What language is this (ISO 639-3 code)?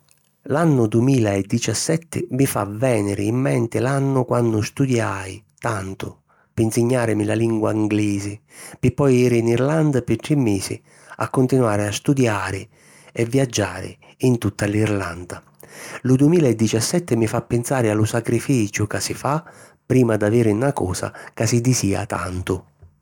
scn